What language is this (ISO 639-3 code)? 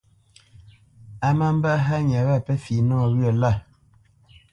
bce